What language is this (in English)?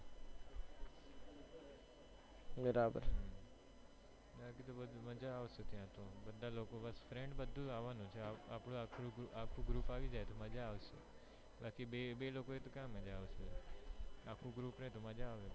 Gujarati